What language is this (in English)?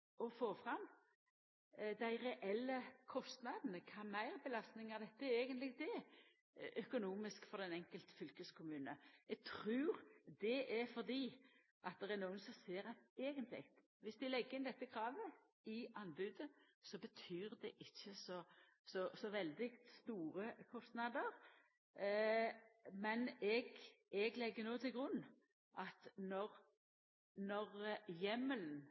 Norwegian Nynorsk